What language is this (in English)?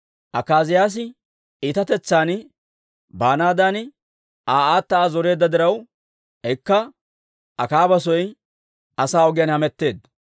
Dawro